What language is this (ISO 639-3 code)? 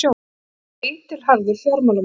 isl